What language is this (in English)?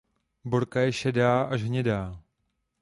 Czech